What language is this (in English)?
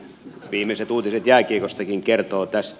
Finnish